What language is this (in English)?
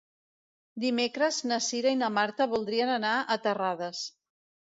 Catalan